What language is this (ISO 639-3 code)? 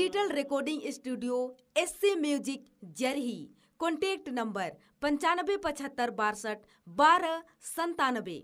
hin